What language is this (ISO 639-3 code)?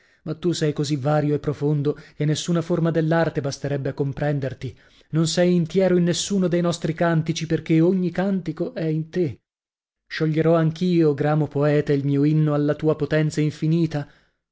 ita